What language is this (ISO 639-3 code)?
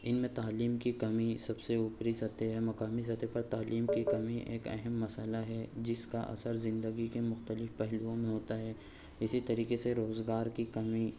urd